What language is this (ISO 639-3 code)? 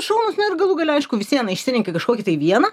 lit